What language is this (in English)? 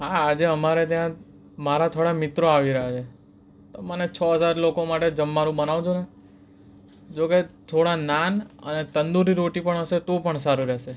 Gujarati